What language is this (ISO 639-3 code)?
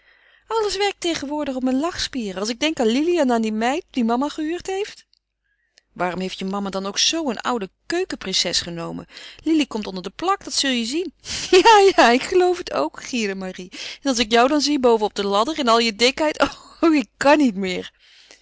nld